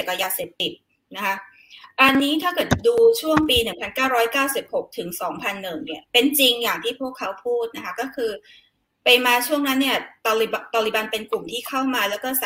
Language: Thai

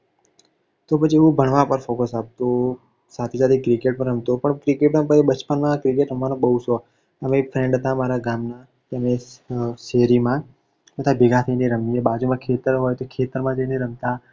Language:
Gujarati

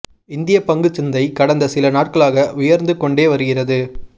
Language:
Tamil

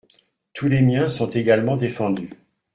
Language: French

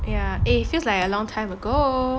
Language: English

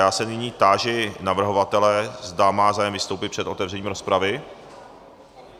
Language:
Czech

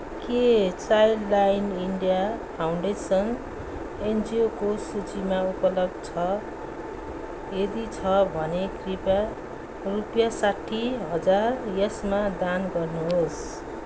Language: Nepali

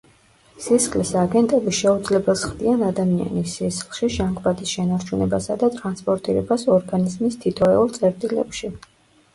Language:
Georgian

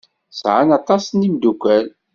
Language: Kabyle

